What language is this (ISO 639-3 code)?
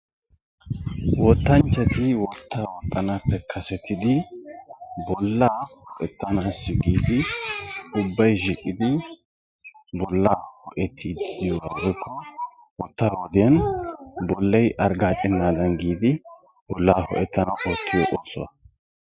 wal